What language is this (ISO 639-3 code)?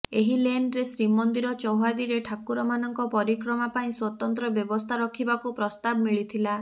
ori